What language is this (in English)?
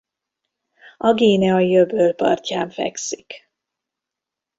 Hungarian